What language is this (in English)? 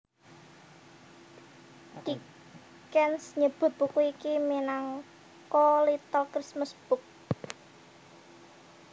Javanese